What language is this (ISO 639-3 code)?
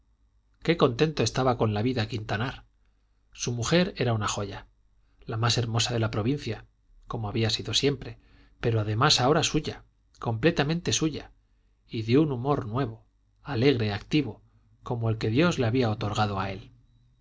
spa